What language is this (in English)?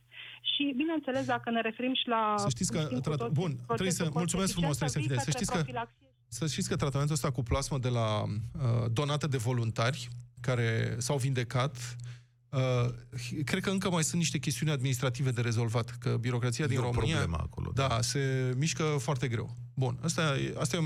Romanian